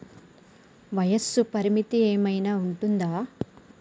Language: Telugu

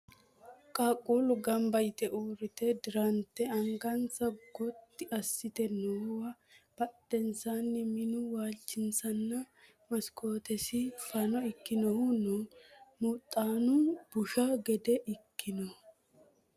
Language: Sidamo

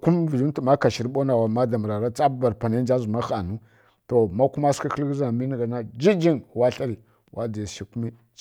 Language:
Kirya-Konzəl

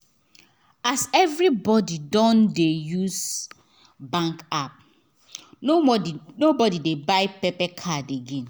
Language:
Nigerian Pidgin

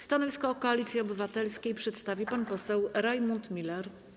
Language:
Polish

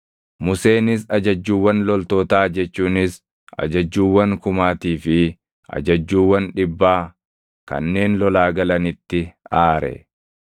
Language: Oromo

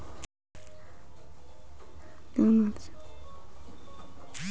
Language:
Marathi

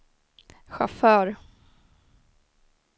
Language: Swedish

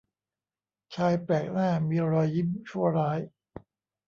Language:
Thai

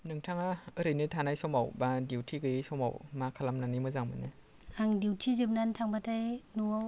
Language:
Bodo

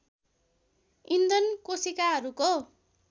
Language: Nepali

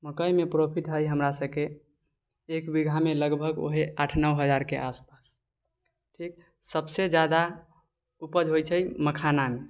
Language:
Maithili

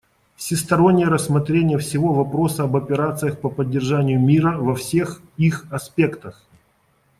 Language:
Russian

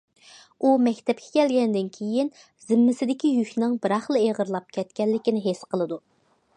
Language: Uyghur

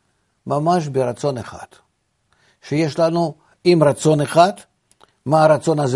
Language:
Hebrew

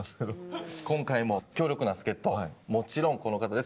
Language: Japanese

